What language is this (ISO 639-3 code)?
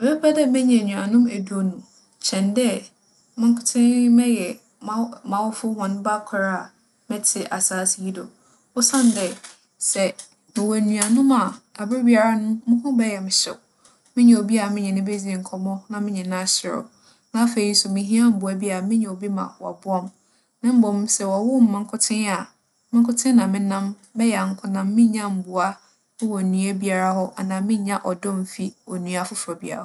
aka